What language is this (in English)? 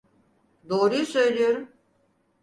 Turkish